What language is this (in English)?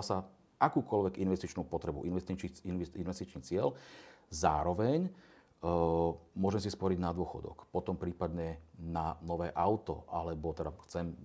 Slovak